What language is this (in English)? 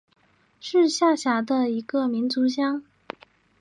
Chinese